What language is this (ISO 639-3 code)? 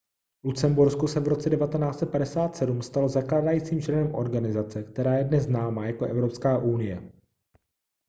ces